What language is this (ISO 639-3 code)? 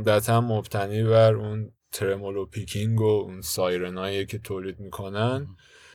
fas